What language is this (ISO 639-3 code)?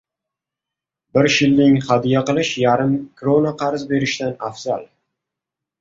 uzb